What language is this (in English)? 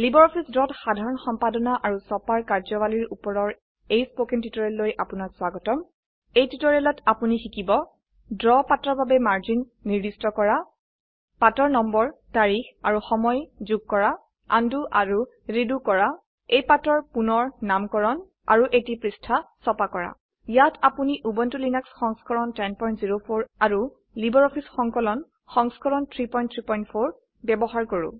Assamese